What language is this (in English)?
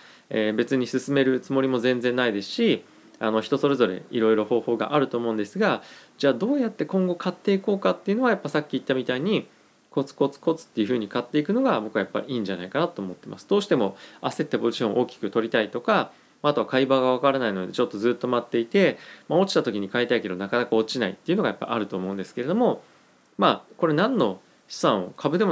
Japanese